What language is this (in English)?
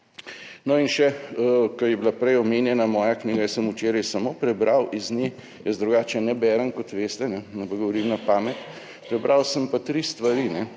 Slovenian